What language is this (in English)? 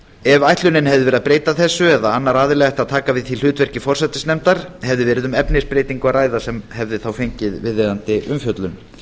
Icelandic